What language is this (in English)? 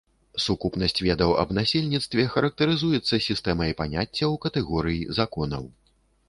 Belarusian